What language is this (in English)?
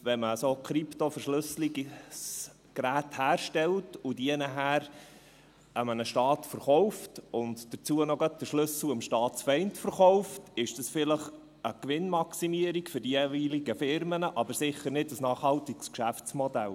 Swiss German